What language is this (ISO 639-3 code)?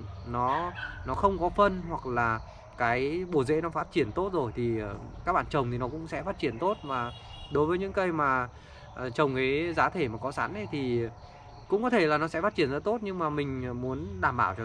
vie